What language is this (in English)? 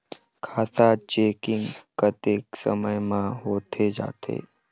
Chhattisgarhi